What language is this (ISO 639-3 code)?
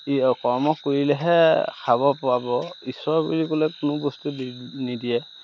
asm